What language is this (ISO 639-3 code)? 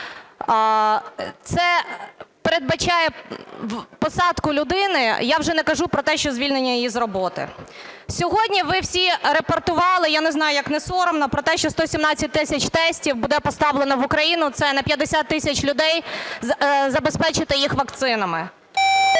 ukr